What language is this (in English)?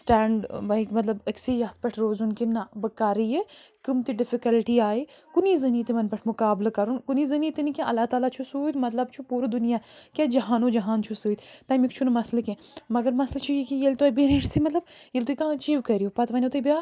Kashmiri